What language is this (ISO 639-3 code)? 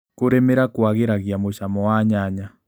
kik